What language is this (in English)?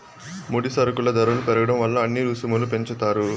Telugu